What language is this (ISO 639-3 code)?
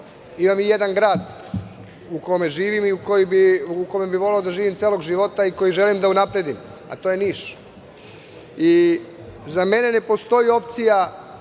srp